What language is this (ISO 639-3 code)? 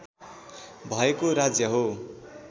nep